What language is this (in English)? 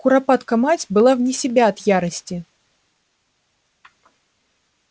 Russian